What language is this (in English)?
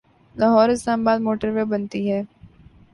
Urdu